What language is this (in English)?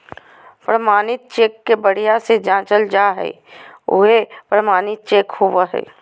Magahi